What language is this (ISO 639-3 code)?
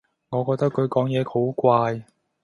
yue